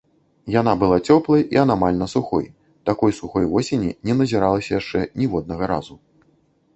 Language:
Belarusian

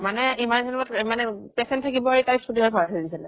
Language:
Assamese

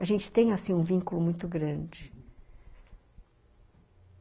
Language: Portuguese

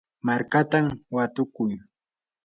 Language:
Yanahuanca Pasco Quechua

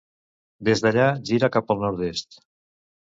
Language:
Catalan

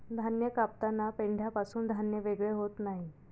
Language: Marathi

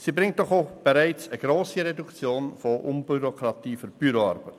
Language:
Swiss German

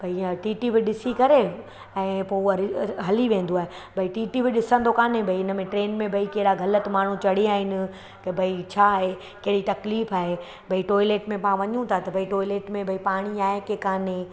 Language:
Sindhi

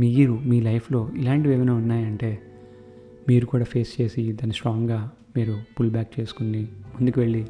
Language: Telugu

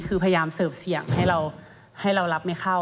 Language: Thai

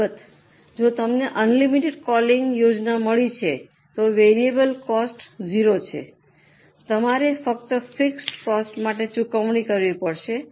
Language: Gujarati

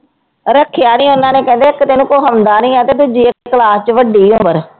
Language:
Punjabi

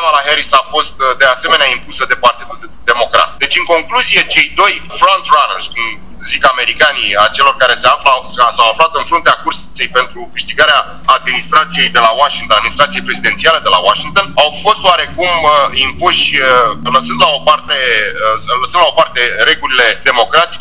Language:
Romanian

